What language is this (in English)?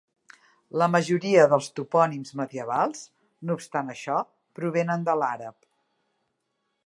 Catalan